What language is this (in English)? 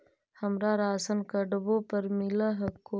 Magahi